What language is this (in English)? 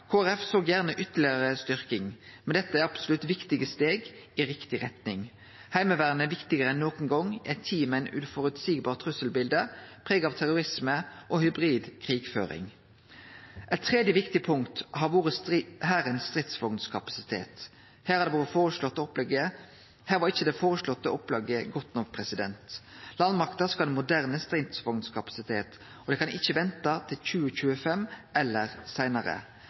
Norwegian Nynorsk